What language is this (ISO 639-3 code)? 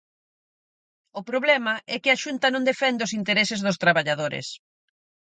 glg